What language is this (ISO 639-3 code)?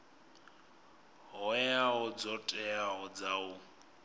ven